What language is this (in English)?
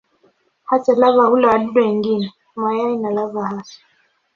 Swahili